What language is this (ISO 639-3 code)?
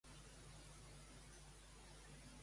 cat